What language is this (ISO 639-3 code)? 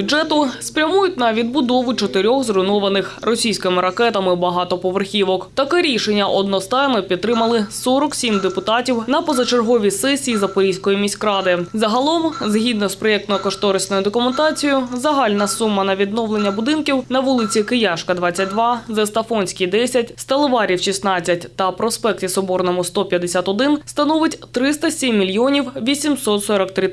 ukr